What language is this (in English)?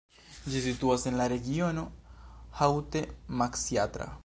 Esperanto